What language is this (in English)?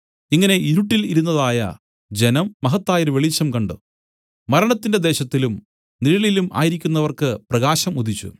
Malayalam